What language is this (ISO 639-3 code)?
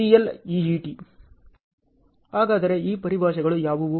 kan